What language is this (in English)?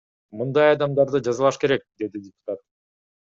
Kyrgyz